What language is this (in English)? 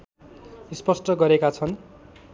Nepali